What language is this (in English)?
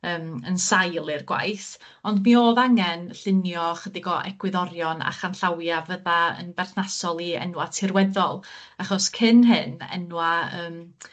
Welsh